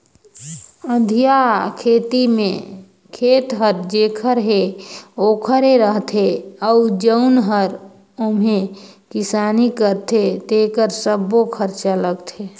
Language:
Chhattisgarhi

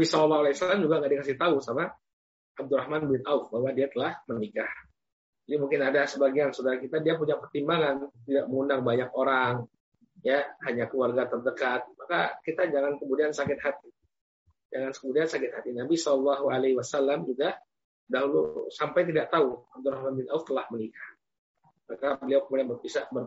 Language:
Indonesian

